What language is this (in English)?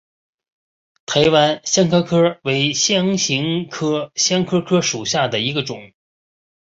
Chinese